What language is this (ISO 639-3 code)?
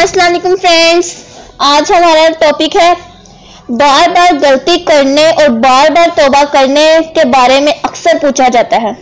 urd